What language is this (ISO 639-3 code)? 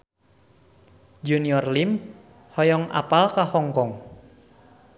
sun